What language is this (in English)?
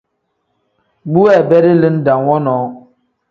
Tem